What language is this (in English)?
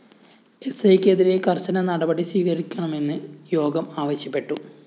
Malayalam